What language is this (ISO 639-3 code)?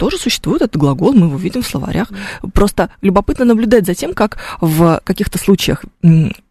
rus